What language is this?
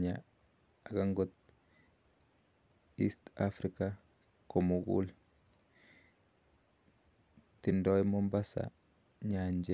Kalenjin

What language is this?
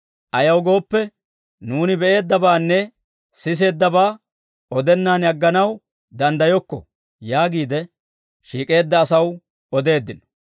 Dawro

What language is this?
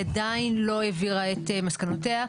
Hebrew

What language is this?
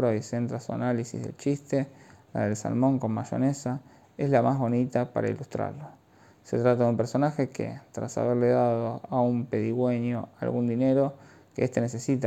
Spanish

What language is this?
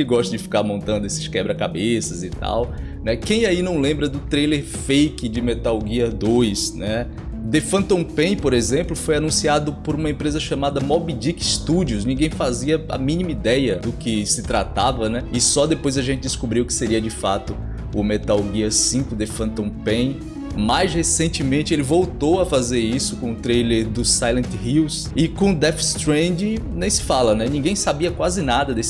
Portuguese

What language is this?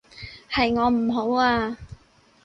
Cantonese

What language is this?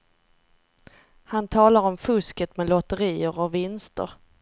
Swedish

